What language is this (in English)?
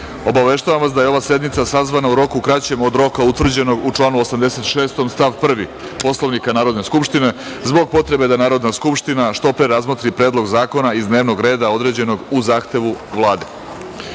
Serbian